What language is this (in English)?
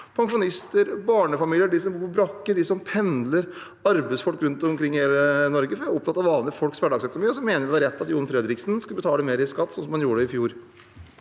Norwegian